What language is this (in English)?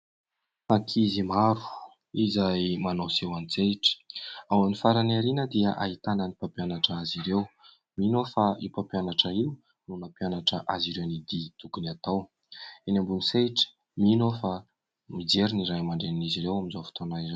Malagasy